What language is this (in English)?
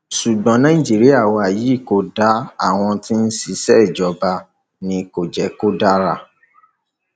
Yoruba